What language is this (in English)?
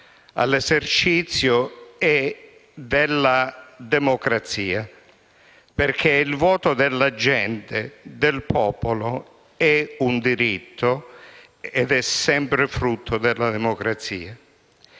Italian